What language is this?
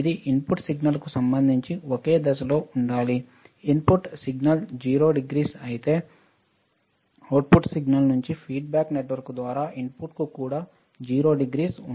Telugu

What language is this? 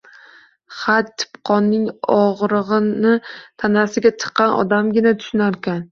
Uzbek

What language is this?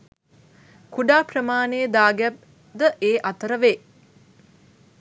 Sinhala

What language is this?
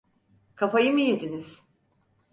Turkish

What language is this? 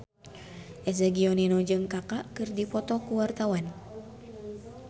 Sundanese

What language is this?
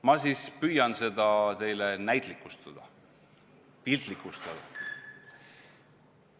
Estonian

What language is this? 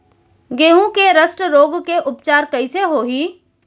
Chhattisgarhi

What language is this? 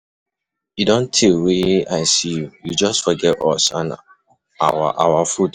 Nigerian Pidgin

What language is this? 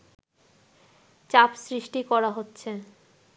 Bangla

